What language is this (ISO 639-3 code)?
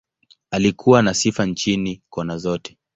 swa